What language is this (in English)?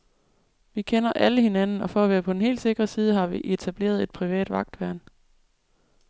Danish